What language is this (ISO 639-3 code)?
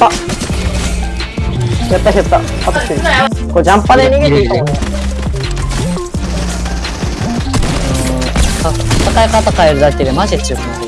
jpn